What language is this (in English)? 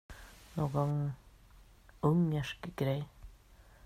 Swedish